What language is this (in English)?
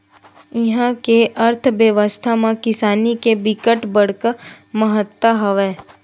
Chhattisgarhi